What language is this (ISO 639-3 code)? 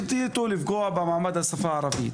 heb